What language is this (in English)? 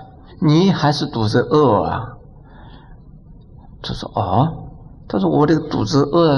Chinese